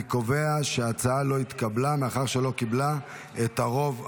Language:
Hebrew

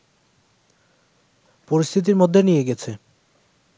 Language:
Bangla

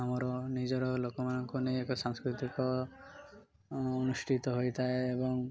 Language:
Odia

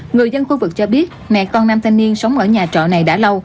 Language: Vietnamese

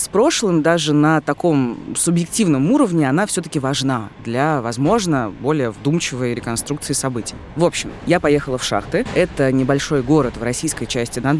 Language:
Russian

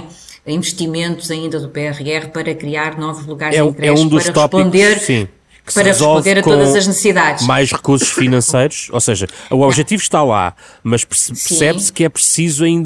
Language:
Portuguese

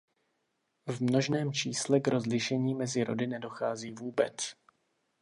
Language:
Czech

